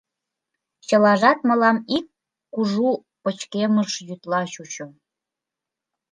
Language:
Mari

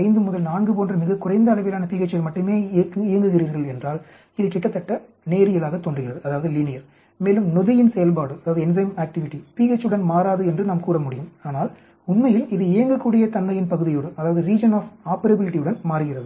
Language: Tamil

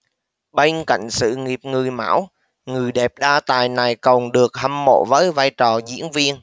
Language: Vietnamese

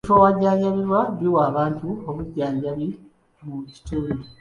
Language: Ganda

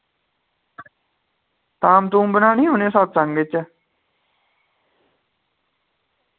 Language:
Dogri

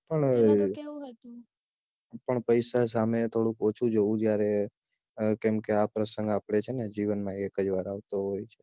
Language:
Gujarati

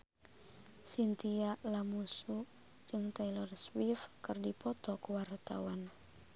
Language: Sundanese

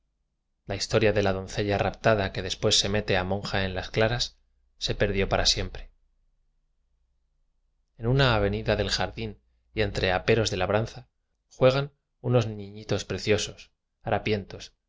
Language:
Spanish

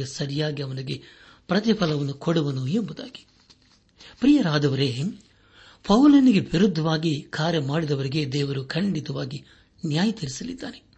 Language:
Kannada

